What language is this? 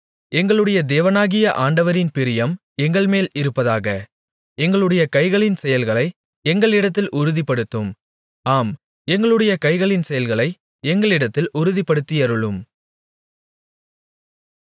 Tamil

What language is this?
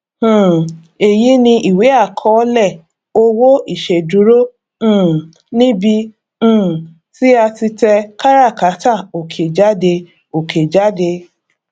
Yoruba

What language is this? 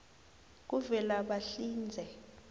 South Ndebele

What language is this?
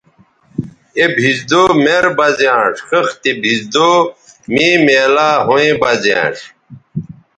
Bateri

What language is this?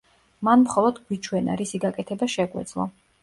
Georgian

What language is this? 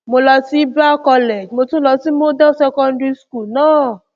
Yoruba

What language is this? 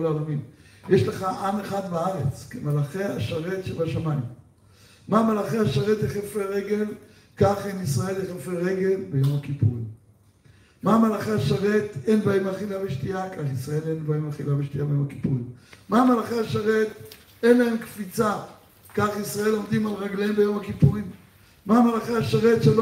Hebrew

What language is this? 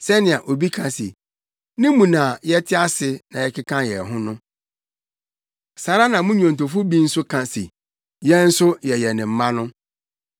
Akan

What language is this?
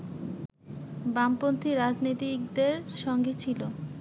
Bangla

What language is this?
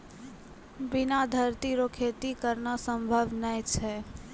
Maithili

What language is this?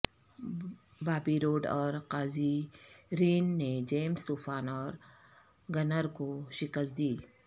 Urdu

